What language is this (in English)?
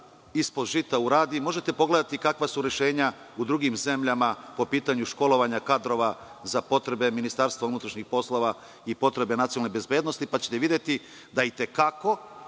Serbian